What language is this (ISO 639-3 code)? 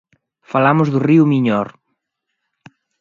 glg